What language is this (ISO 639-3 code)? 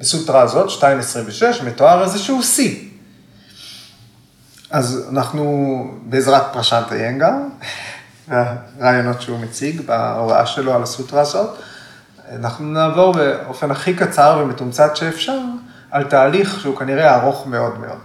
heb